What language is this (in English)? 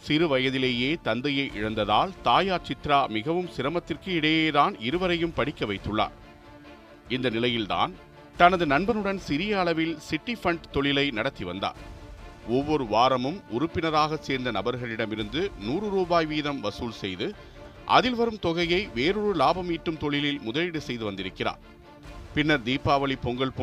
Tamil